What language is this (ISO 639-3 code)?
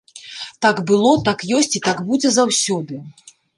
bel